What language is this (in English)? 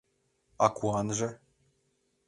Mari